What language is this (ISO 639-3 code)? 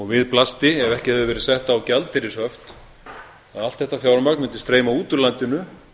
isl